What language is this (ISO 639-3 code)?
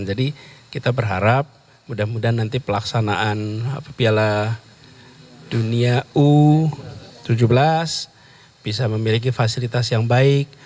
ind